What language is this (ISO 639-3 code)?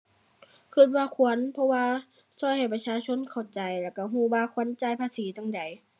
tha